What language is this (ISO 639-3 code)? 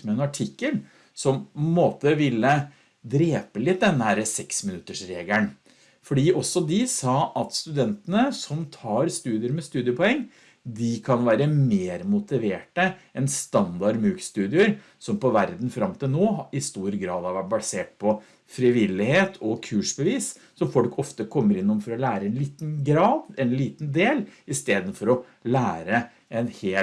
nor